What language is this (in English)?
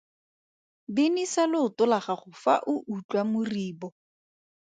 Tswana